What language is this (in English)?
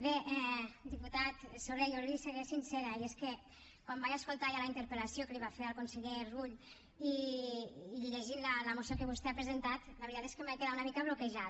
Catalan